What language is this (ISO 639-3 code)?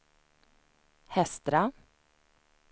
swe